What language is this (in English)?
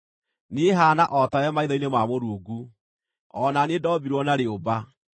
Kikuyu